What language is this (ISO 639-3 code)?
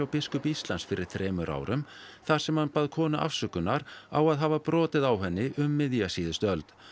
isl